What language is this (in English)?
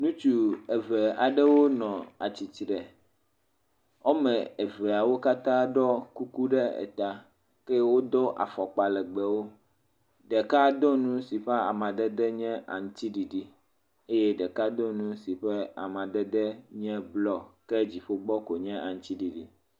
Ewe